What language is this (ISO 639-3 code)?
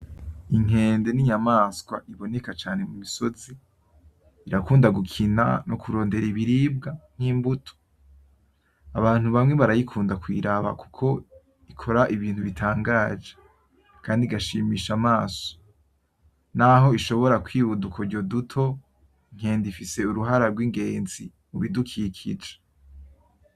run